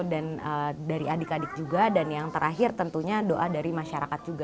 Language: Indonesian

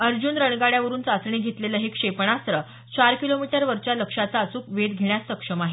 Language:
Marathi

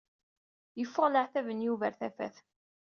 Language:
Kabyle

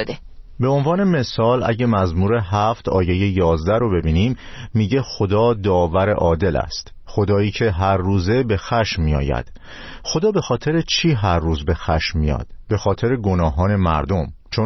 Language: Persian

